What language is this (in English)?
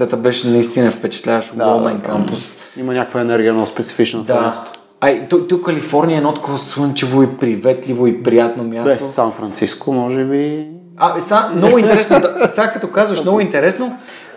Bulgarian